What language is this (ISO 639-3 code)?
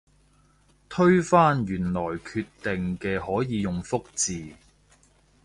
yue